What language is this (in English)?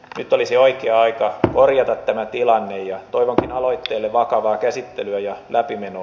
Finnish